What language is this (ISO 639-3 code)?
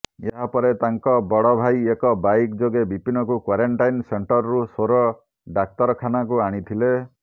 ori